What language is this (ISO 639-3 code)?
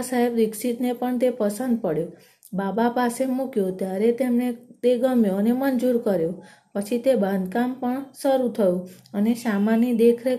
guj